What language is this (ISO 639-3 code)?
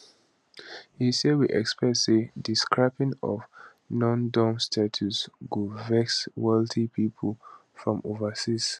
pcm